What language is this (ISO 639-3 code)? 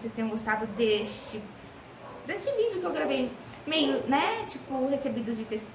por